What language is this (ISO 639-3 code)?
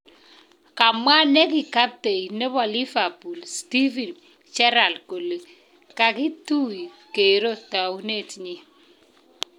kln